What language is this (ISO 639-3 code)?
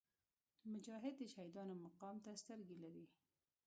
pus